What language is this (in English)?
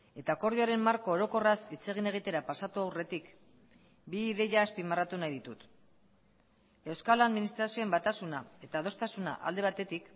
Basque